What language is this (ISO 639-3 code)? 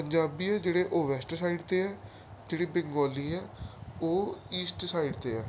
pan